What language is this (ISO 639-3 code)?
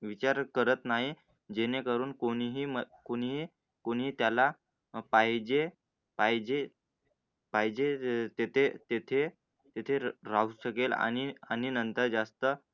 mar